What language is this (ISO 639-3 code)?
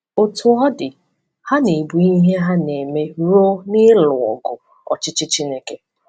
ibo